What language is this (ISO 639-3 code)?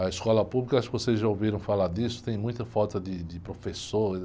por